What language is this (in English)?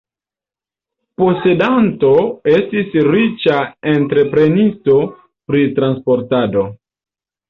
Esperanto